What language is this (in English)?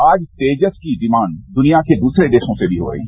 Hindi